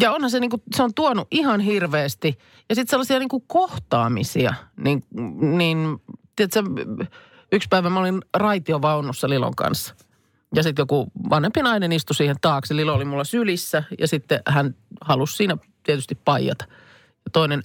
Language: Finnish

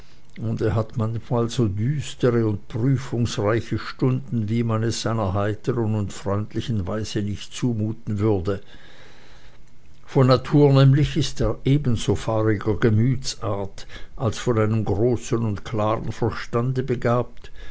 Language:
German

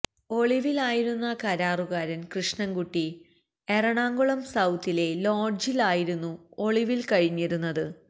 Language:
Malayalam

